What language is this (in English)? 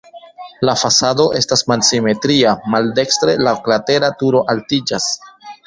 Esperanto